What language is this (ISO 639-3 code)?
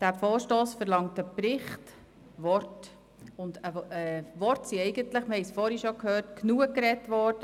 gsw